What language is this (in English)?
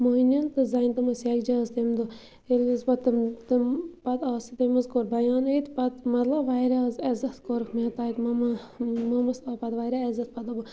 Kashmiri